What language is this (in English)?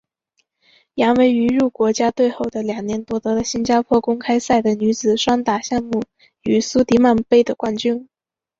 Chinese